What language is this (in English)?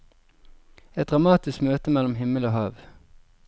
Norwegian